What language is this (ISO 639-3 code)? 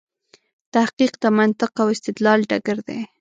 pus